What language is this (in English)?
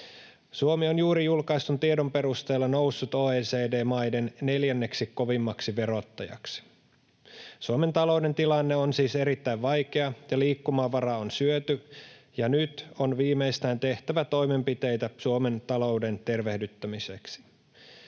Finnish